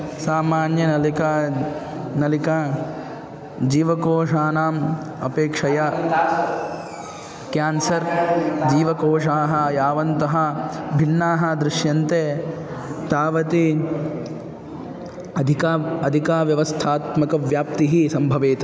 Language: Sanskrit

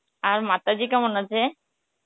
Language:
Bangla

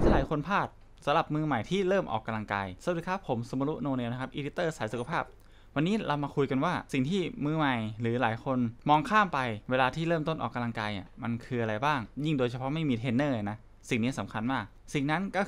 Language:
Thai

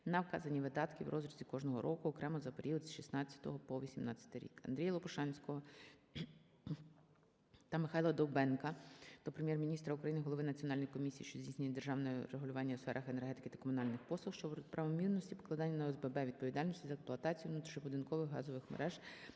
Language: Ukrainian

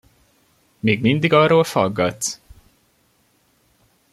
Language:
Hungarian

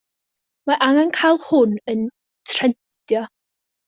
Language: Welsh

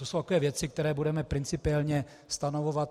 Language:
Czech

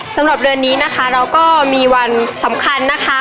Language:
Thai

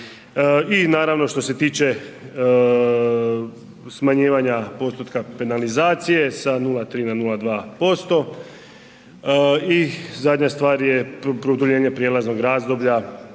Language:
Croatian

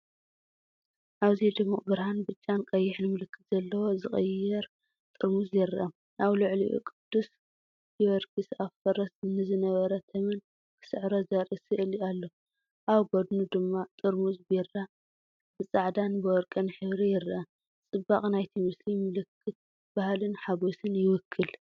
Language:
Tigrinya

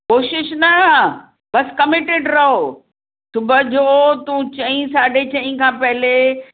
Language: Sindhi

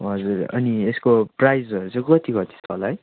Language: Nepali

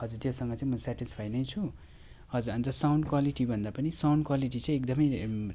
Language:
Nepali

